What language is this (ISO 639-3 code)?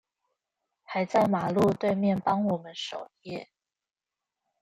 zho